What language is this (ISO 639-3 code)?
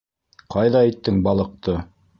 bak